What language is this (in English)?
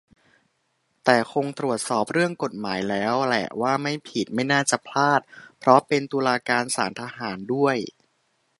Thai